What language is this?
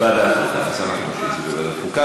Hebrew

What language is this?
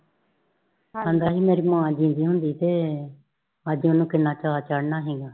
Punjabi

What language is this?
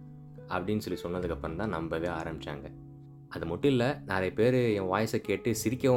Tamil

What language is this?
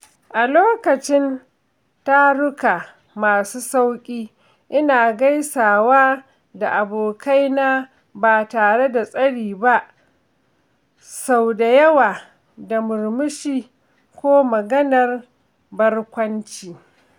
Hausa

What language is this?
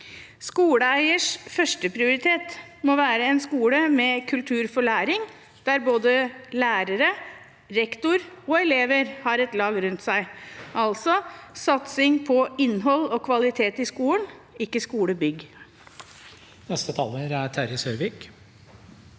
Norwegian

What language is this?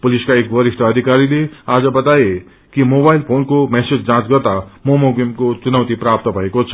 Nepali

